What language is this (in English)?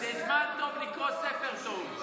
Hebrew